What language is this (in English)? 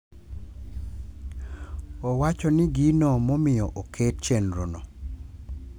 Luo (Kenya and Tanzania)